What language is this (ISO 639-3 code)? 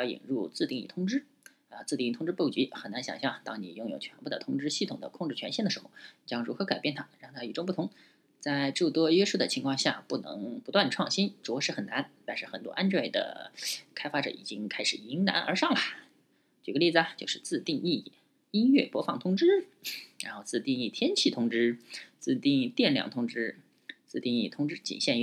zho